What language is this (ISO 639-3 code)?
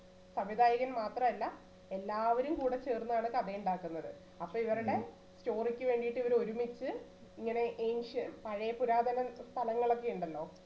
mal